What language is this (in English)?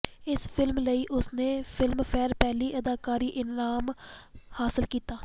Punjabi